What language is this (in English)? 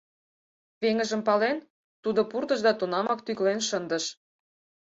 Mari